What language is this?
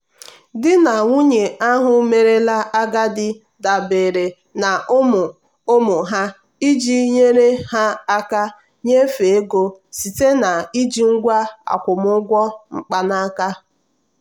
Igbo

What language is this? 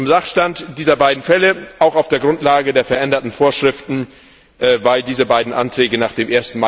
German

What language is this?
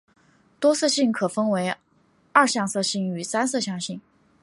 Chinese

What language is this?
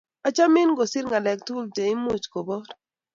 Kalenjin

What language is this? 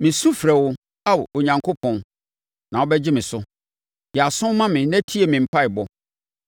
Akan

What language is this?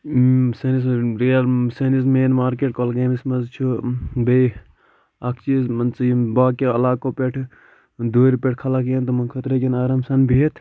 Kashmiri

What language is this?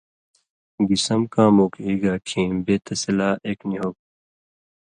Indus Kohistani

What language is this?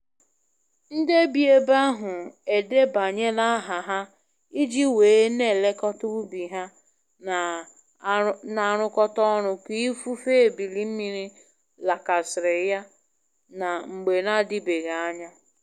Igbo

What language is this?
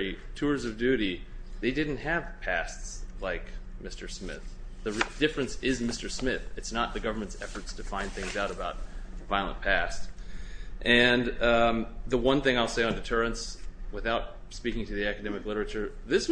English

